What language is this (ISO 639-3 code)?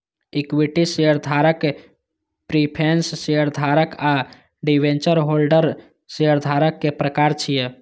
mai